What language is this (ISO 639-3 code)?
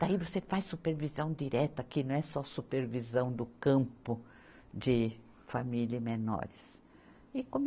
por